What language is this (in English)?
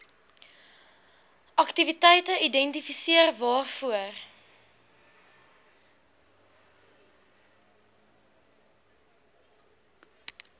Afrikaans